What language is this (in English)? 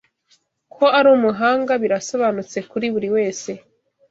Kinyarwanda